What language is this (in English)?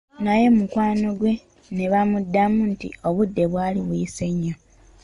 Ganda